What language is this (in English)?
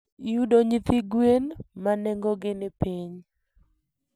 Luo (Kenya and Tanzania)